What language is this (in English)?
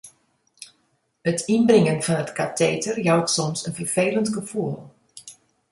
Western Frisian